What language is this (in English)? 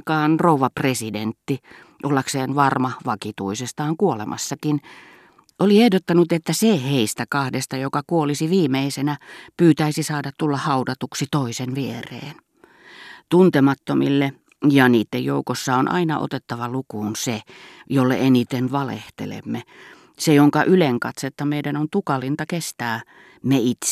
Finnish